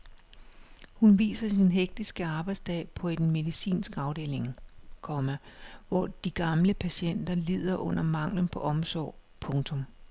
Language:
Danish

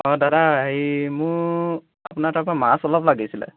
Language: Assamese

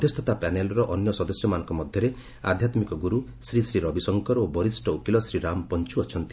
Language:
Odia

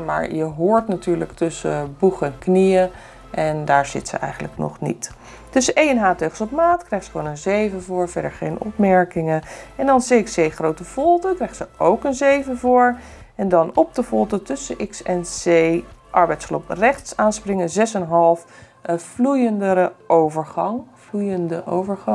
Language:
Dutch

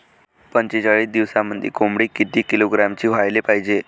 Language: Marathi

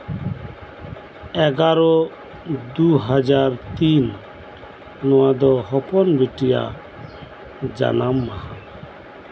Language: Santali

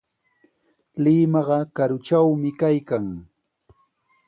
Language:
Sihuas Ancash Quechua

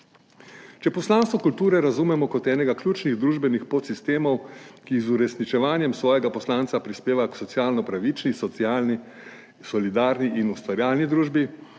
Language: Slovenian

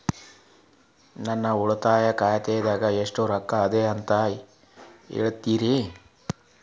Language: Kannada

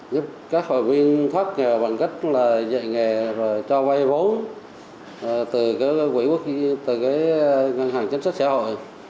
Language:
Vietnamese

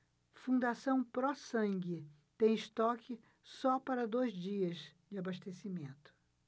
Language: Portuguese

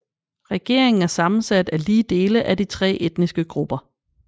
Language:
Danish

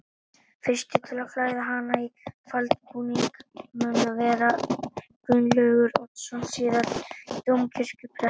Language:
Icelandic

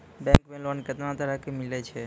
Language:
Maithili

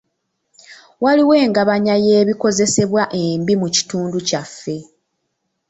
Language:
Ganda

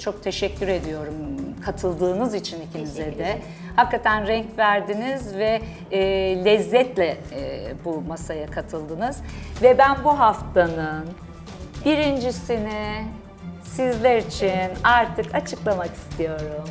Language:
Turkish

